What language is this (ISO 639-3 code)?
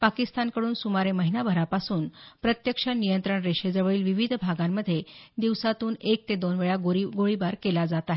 mar